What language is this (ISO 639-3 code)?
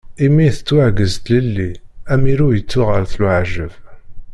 kab